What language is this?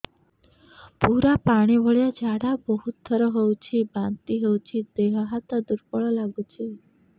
Odia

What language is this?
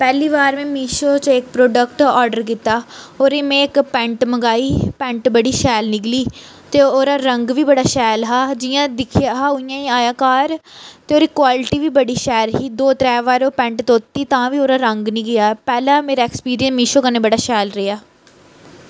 Dogri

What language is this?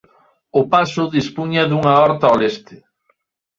Galician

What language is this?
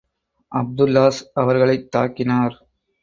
Tamil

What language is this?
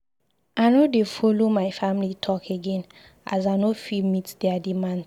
Nigerian Pidgin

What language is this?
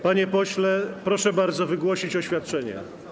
Polish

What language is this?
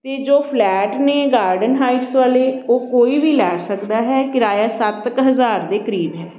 Punjabi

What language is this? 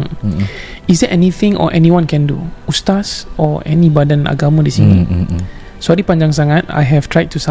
Malay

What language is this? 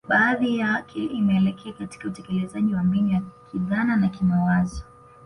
Swahili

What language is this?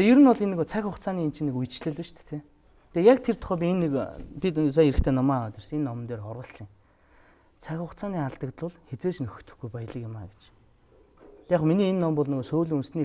French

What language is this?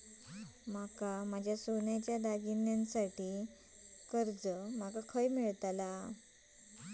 Marathi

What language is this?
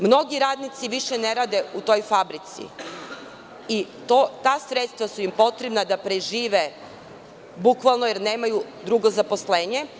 Serbian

